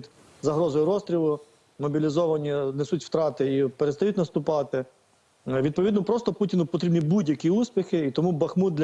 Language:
Ukrainian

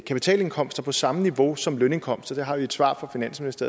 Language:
Danish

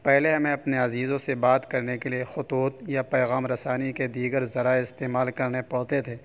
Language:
Urdu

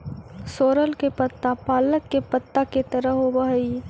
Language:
Magahi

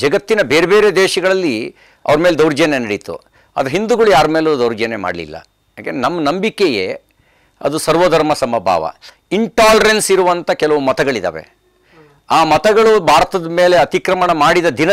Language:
Hindi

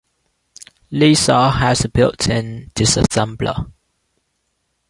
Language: English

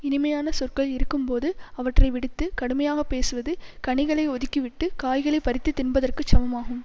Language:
Tamil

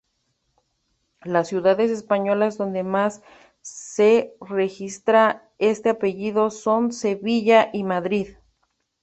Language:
Spanish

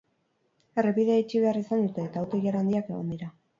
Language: Basque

